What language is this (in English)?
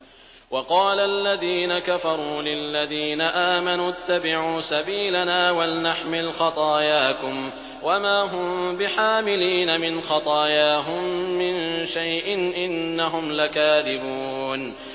Arabic